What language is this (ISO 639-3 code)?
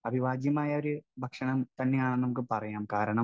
mal